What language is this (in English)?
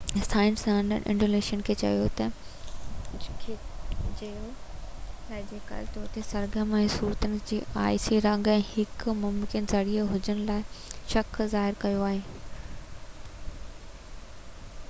Sindhi